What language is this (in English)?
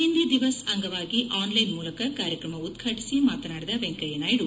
Kannada